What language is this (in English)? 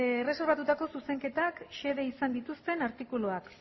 Basque